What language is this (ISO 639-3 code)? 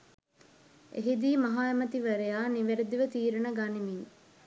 sin